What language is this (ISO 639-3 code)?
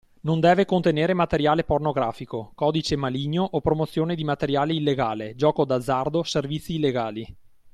ita